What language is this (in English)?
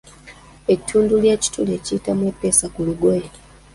Ganda